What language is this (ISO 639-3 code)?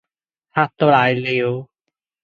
yue